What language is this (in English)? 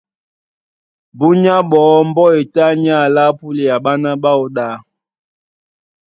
Duala